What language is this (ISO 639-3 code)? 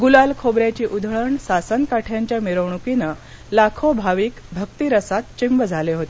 mar